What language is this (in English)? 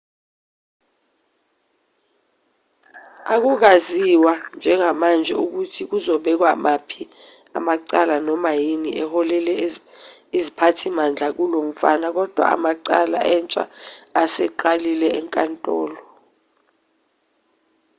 Zulu